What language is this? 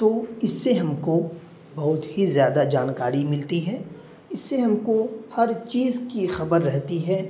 Urdu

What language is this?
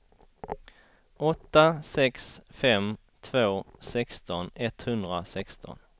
Swedish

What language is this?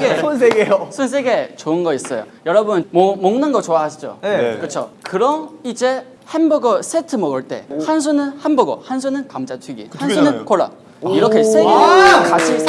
Korean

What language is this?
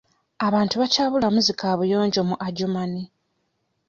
Ganda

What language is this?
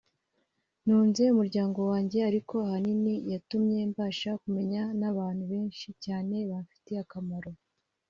Kinyarwanda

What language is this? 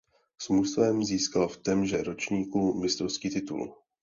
Czech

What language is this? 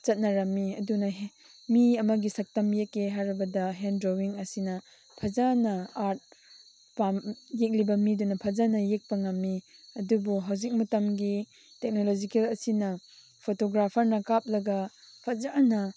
Manipuri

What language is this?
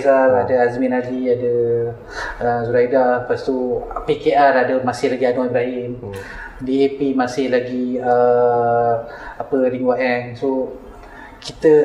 Malay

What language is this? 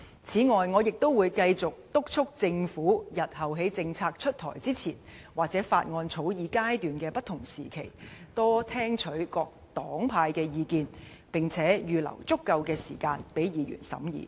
Cantonese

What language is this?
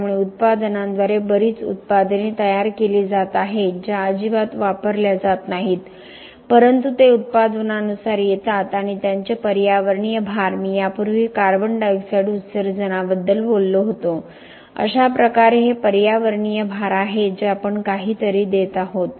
Marathi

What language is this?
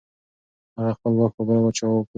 Pashto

